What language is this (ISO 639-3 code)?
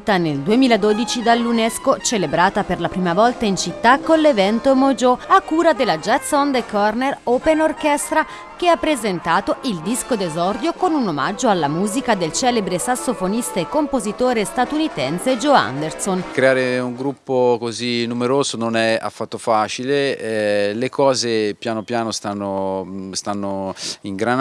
ita